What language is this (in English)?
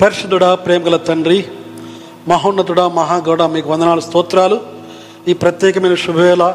Telugu